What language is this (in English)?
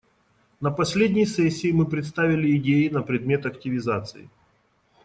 Russian